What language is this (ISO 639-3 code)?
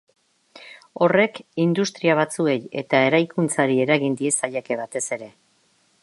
eus